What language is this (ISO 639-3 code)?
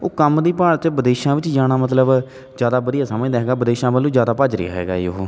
pan